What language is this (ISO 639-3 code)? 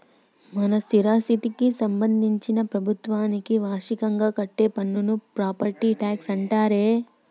tel